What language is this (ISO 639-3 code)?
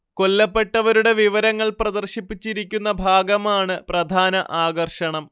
mal